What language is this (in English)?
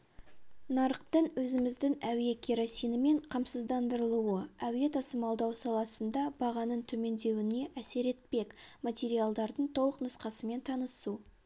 Kazakh